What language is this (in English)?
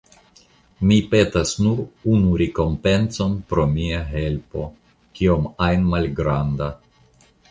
Esperanto